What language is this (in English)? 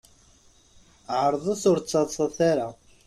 Kabyle